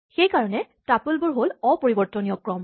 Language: Assamese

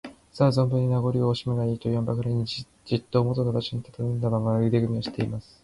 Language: Japanese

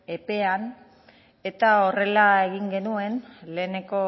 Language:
Basque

